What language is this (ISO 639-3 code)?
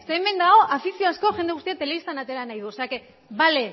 eus